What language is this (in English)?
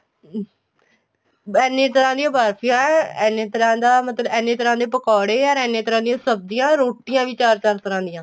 Punjabi